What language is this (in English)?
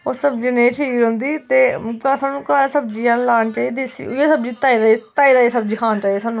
Dogri